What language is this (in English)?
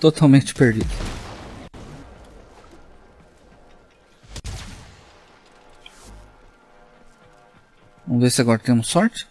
Portuguese